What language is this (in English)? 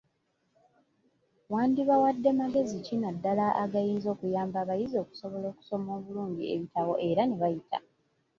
Ganda